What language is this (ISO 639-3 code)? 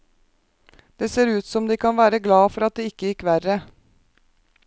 nor